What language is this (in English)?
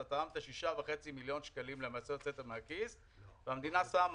Hebrew